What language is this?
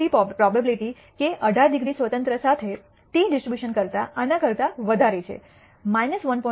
Gujarati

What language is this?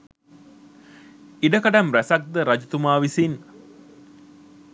Sinhala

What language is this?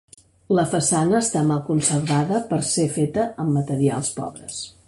Catalan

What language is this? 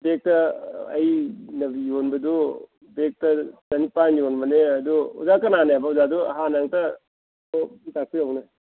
Manipuri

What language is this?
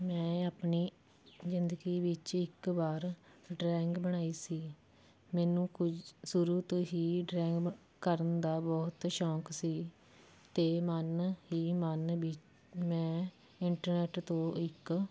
Punjabi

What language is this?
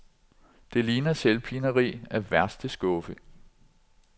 Danish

